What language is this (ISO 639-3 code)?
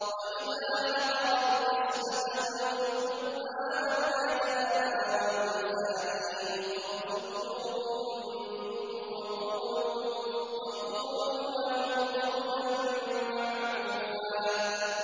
ara